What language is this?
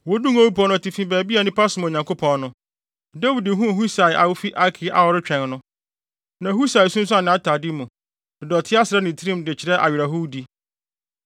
Akan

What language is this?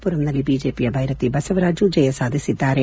Kannada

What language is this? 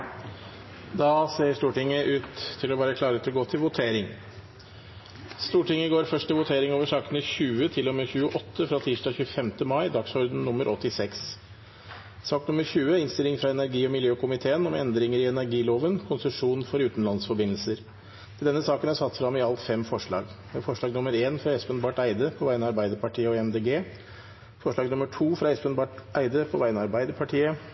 Norwegian Nynorsk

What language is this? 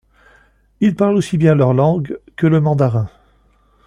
French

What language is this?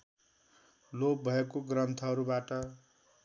Nepali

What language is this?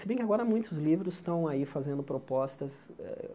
Portuguese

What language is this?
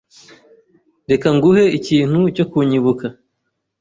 Kinyarwanda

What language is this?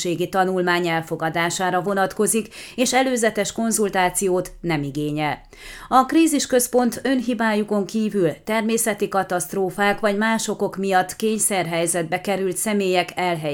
Hungarian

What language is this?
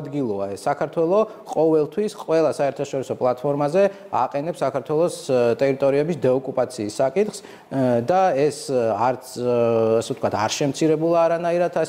Romanian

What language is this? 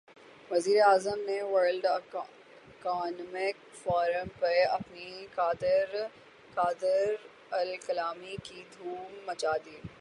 Urdu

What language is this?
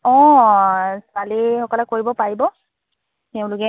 Assamese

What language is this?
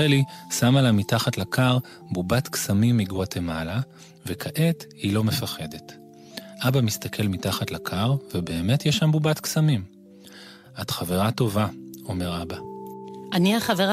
Hebrew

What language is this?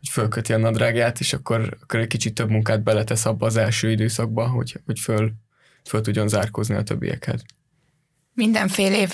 Hungarian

